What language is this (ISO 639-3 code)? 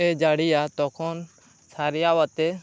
sat